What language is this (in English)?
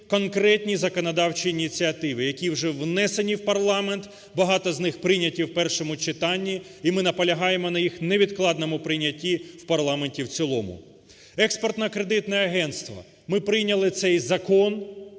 Ukrainian